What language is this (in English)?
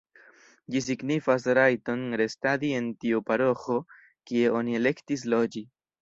Esperanto